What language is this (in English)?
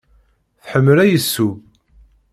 Kabyle